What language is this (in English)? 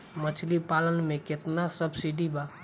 Bhojpuri